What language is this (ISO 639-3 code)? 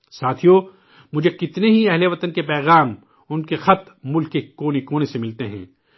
urd